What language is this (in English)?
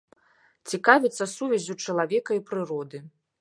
Belarusian